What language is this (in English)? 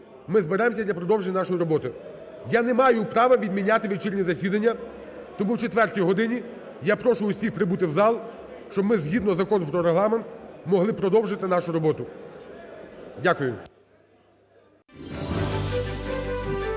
Ukrainian